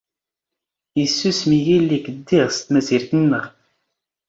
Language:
Standard Moroccan Tamazight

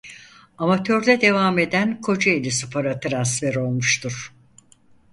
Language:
Turkish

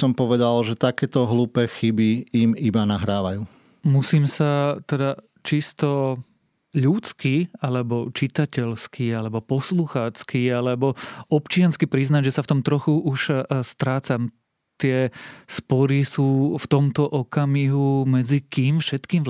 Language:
Slovak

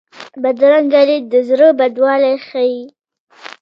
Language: Pashto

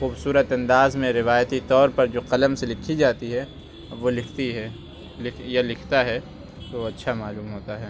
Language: Urdu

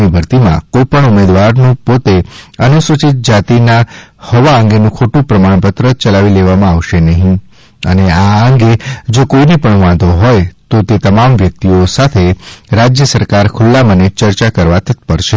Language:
Gujarati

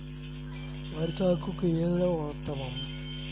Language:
Telugu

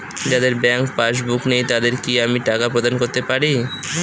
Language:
Bangla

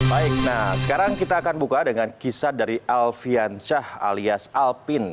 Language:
Indonesian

